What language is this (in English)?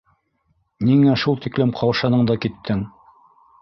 Bashkir